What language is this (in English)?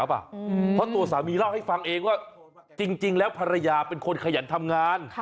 Thai